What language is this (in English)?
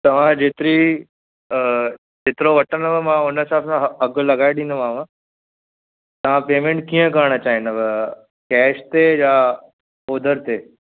Sindhi